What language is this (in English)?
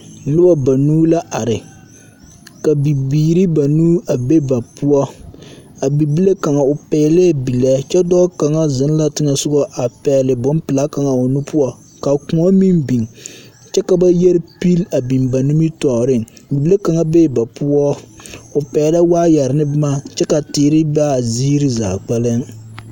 Southern Dagaare